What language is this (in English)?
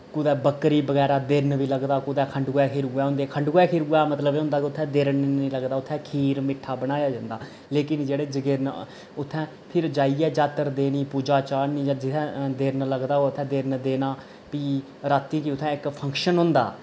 Dogri